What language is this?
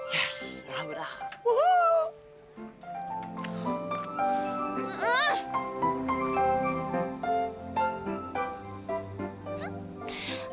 Indonesian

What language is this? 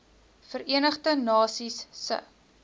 Afrikaans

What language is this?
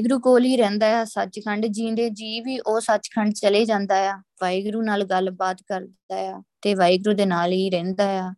Punjabi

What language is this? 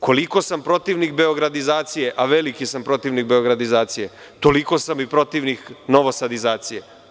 Serbian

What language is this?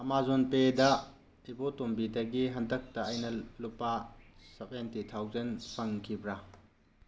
Manipuri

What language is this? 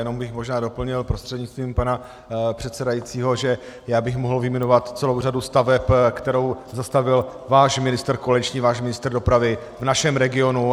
Czech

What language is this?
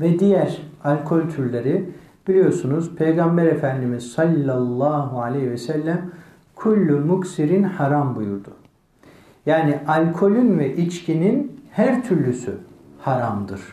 Turkish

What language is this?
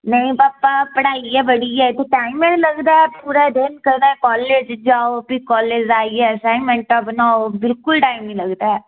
Dogri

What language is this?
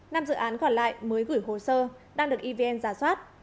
Vietnamese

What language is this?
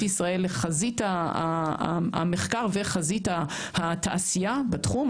Hebrew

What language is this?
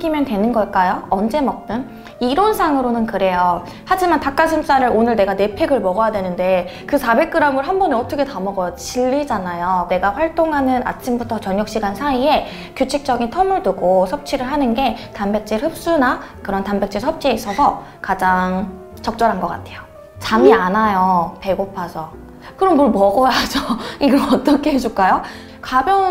Korean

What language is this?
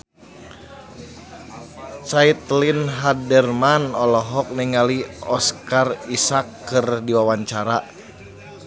Sundanese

